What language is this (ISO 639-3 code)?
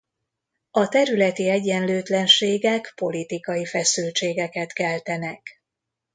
hun